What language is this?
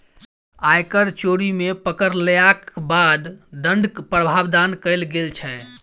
Maithili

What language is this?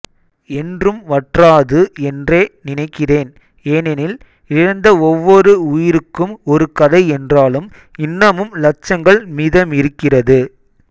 Tamil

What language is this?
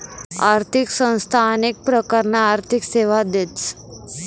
Marathi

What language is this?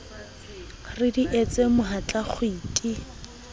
Southern Sotho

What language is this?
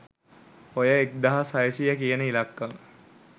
Sinhala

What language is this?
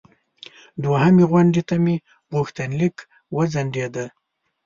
Pashto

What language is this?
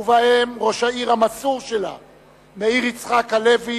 Hebrew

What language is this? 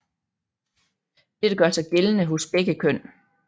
Danish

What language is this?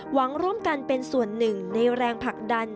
Thai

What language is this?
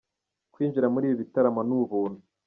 Kinyarwanda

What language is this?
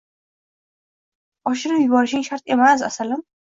Uzbek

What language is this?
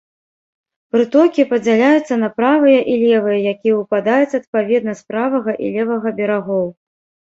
Belarusian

